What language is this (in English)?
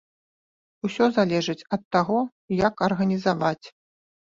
Belarusian